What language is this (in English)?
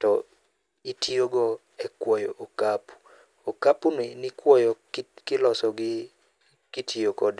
Luo (Kenya and Tanzania)